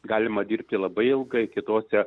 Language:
Lithuanian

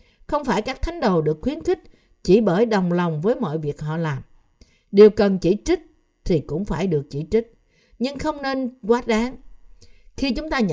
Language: Vietnamese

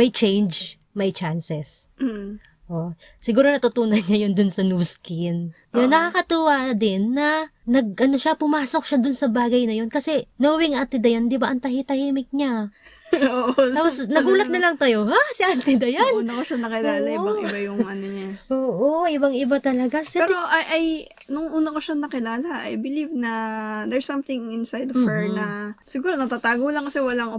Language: Filipino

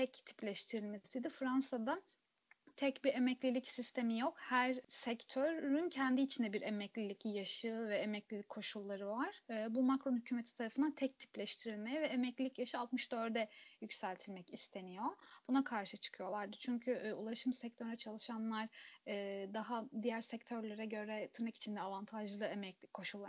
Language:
Turkish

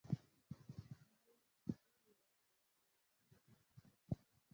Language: Mbo (Cameroon)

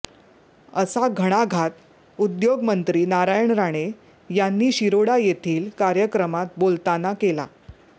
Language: Marathi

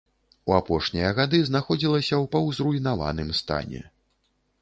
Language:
Belarusian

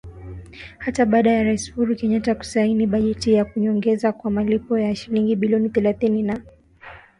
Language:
Swahili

